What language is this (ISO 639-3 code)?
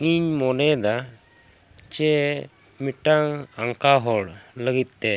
sat